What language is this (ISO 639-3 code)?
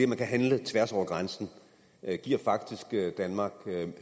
dan